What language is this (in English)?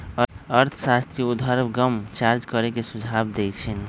Magahi